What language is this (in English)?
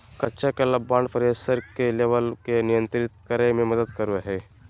Magahi